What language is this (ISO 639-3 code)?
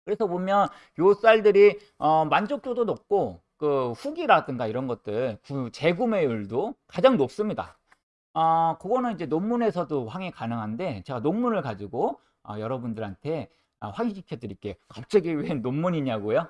kor